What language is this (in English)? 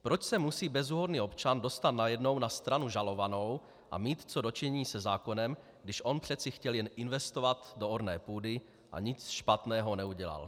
Czech